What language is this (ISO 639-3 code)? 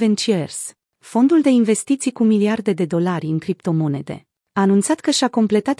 ron